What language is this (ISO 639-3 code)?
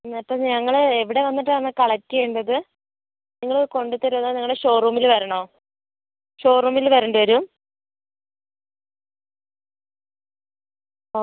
mal